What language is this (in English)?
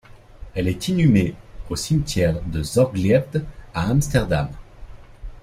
French